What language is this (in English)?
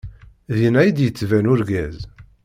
Kabyle